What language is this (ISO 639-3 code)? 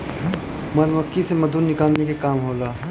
bho